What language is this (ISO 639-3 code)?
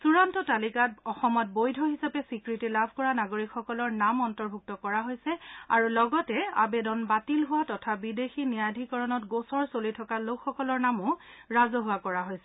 asm